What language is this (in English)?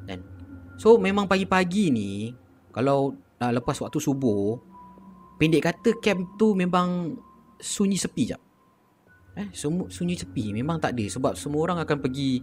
Malay